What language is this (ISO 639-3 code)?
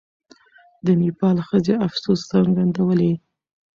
pus